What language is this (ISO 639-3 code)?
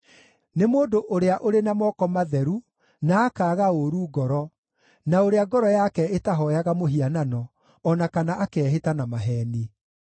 kik